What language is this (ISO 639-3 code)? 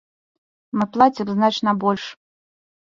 bel